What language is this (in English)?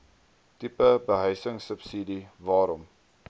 Afrikaans